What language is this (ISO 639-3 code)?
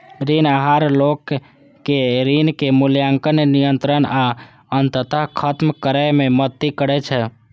mai